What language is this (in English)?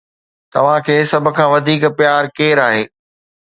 Sindhi